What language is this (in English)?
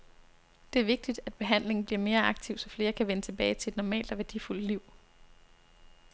Danish